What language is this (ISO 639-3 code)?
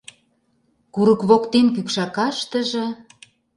chm